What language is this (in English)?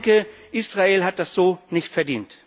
German